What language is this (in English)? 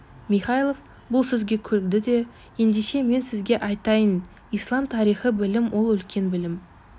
Kazakh